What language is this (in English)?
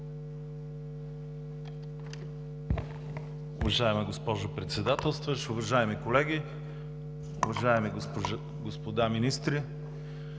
Bulgarian